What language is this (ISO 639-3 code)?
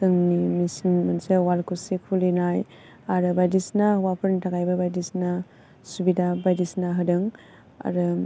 brx